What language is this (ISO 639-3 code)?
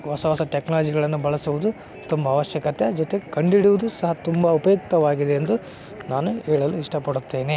kan